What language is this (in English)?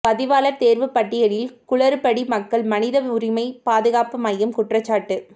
Tamil